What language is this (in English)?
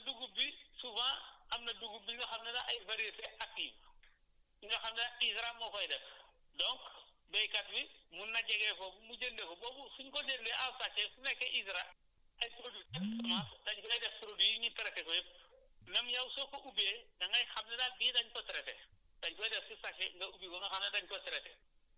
Wolof